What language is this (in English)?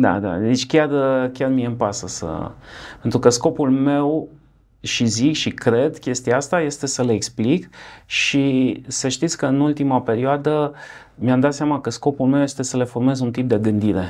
Romanian